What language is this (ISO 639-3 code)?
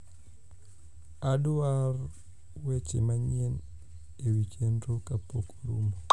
luo